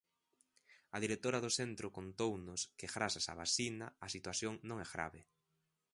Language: Galician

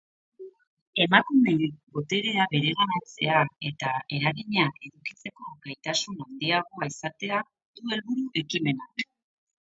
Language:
Basque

